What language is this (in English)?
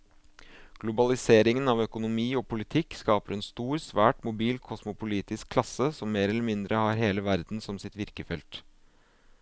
Norwegian